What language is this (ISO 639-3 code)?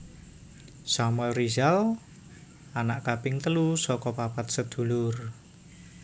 jav